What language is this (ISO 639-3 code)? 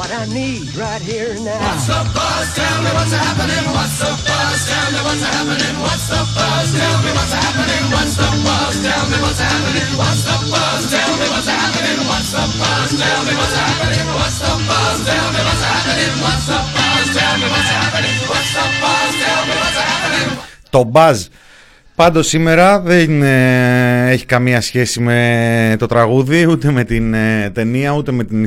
ell